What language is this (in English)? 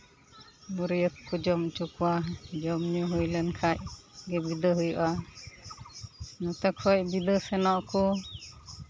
Santali